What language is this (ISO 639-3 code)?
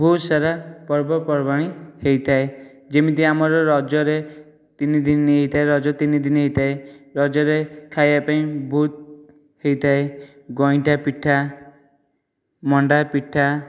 ori